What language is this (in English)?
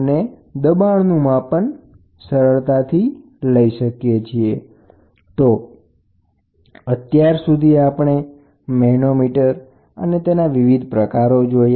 Gujarati